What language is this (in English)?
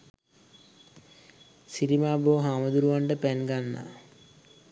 Sinhala